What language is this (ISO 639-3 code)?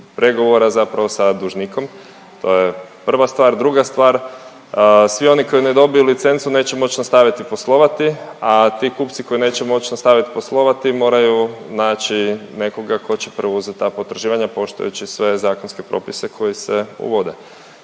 hrv